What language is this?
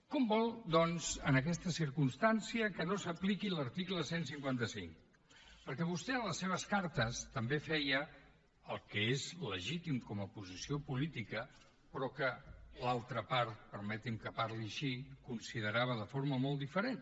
Catalan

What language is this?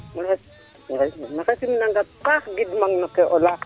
Serer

